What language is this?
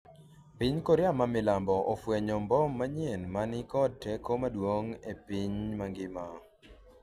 Luo (Kenya and Tanzania)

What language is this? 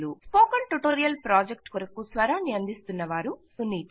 Telugu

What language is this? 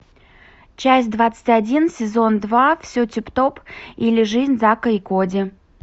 Russian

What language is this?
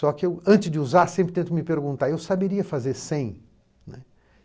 Portuguese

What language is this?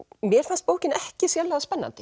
Icelandic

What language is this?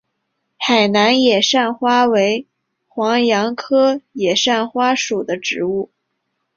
Chinese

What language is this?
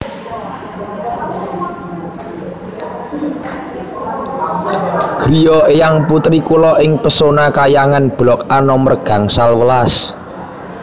Javanese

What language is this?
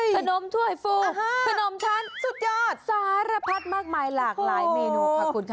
Thai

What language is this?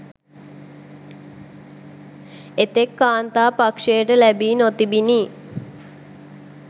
Sinhala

